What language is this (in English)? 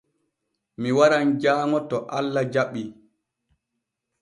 Borgu Fulfulde